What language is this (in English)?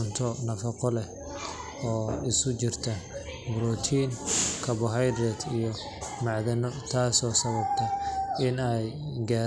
Somali